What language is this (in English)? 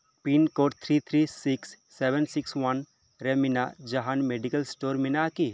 Santali